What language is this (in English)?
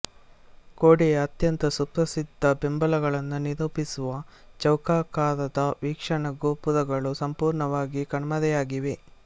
Kannada